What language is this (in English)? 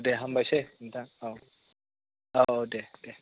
Bodo